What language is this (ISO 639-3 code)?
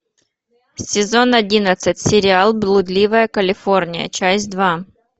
rus